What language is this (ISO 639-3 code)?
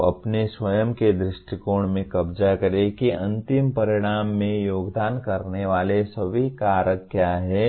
hin